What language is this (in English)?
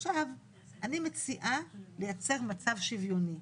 Hebrew